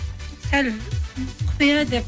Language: Kazakh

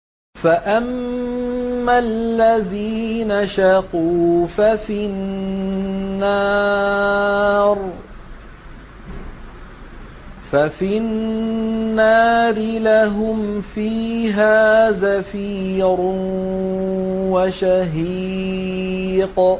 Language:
Arabic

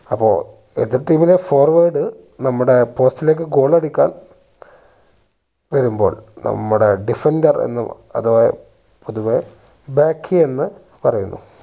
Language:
Malayalam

